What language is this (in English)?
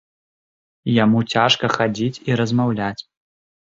Belarusian